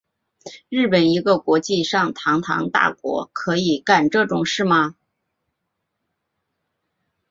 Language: Chinese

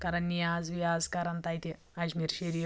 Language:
Kashmiri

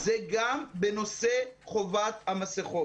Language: Hebrew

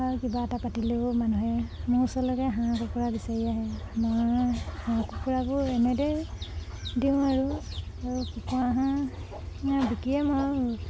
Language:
Assamese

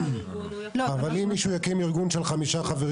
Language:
Hebrew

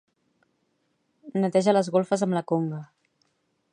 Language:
Catalan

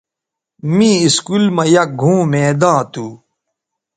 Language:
Bateri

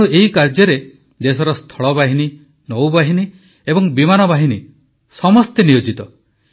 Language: Odia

